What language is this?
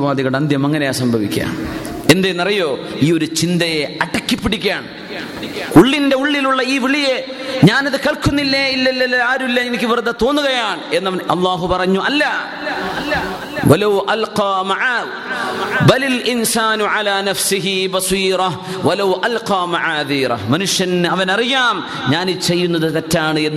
Malayalam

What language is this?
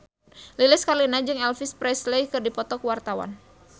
Sundanese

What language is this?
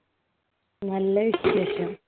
Malayalam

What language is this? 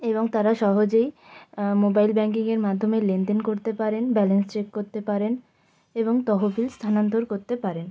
Bangla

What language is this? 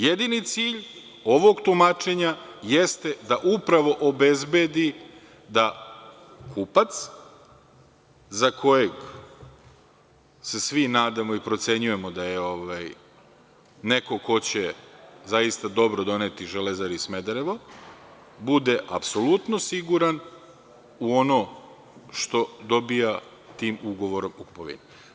Serbian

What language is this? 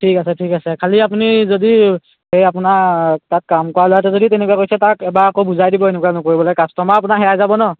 Assamese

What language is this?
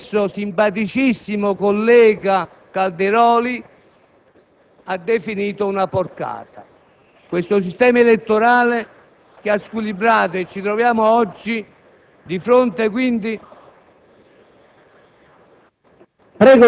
Italian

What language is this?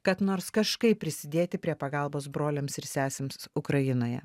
Lithuanian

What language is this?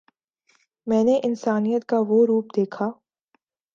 Urdu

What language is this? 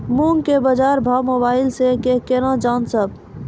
Maithili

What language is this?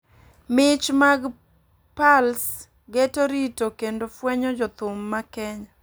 Luo (Kenya and Tanzania)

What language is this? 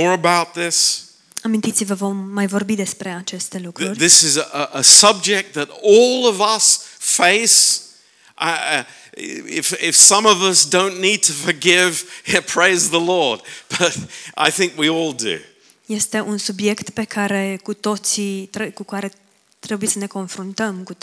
Romanian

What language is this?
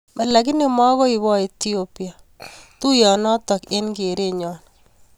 Kalenjin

